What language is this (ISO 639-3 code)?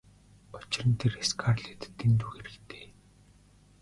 mon